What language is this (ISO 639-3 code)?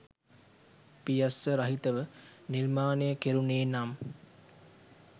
sin